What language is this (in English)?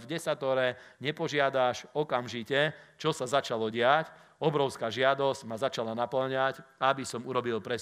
Slovak